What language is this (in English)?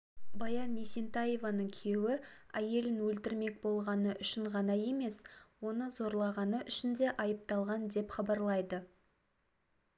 Kazakh